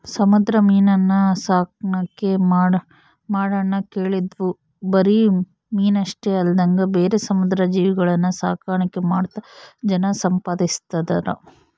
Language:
Kannada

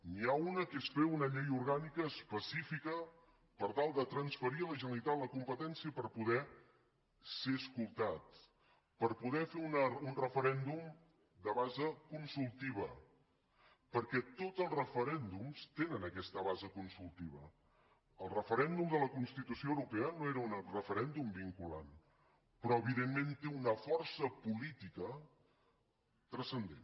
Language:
Catalan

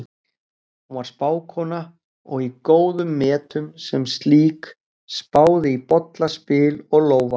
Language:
Icelandic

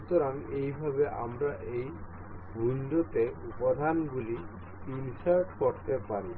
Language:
Bangla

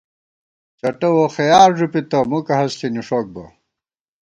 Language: Gawar-Bati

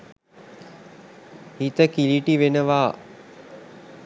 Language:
Sinhala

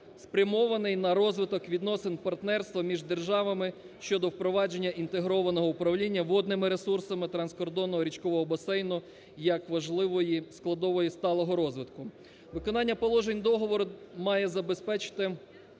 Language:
Ukrainian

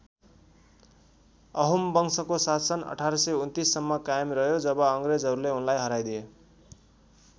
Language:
Nepali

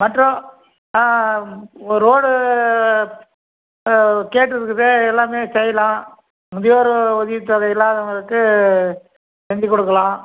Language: Tamil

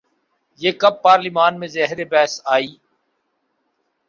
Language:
Urdu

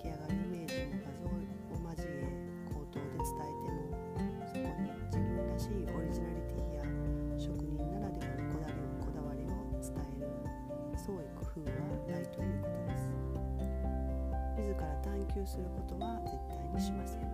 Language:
Japanese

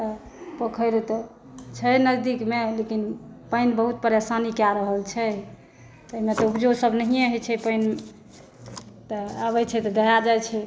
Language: Maithili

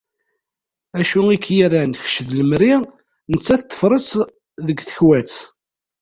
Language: Kabyle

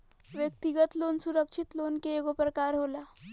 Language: Bhojpuri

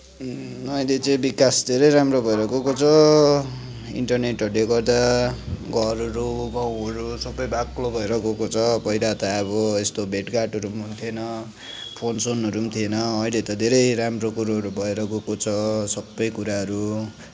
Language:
Nepali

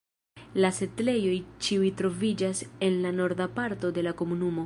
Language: Esperanto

